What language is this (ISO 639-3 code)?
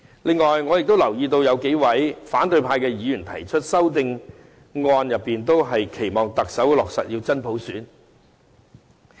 yue